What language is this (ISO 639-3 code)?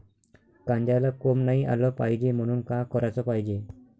mar